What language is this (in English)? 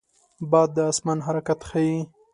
Pashto